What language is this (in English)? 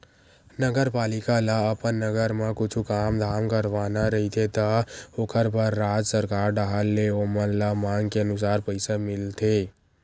Chhattisgarhi